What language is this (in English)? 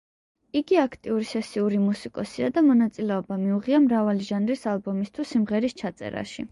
Georgian